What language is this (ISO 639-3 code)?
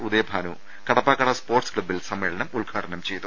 mal